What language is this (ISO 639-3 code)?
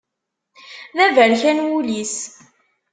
kab